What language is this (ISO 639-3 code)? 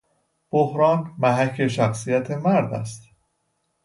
fas